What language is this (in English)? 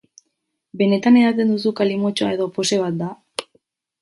Basque